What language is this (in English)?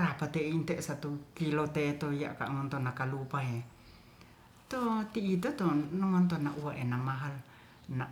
Ratahan